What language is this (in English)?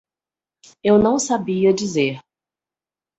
Portuguese